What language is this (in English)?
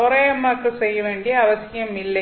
Tamil